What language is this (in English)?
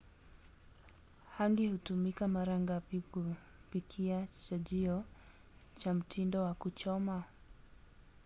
Swahili